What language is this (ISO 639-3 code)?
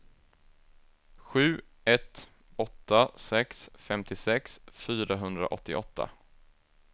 swe